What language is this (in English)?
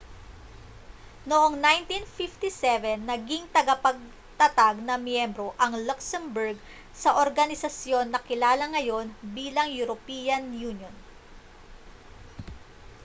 Filipino